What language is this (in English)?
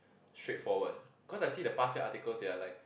English